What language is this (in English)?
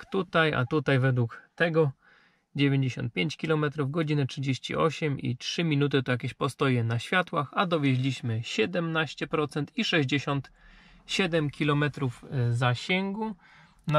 Polish